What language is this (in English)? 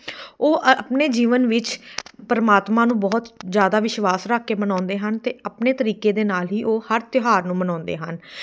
Punjabi